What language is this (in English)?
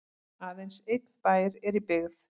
Icelandic